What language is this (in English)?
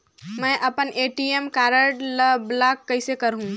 Chhattisgarhi